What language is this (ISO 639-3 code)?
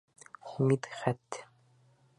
bak